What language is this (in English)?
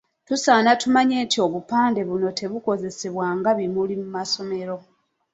Ganda